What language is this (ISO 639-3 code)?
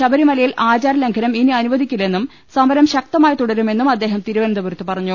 mal